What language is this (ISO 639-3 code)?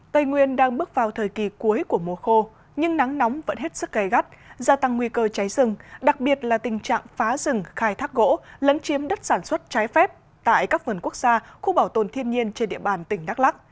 vie